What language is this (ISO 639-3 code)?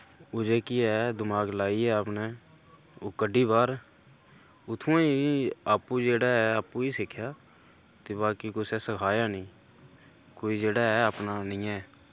doi